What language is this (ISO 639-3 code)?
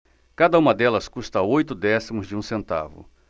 por